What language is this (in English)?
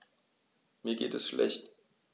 German